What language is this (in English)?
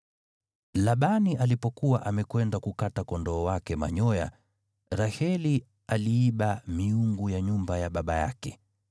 Swahili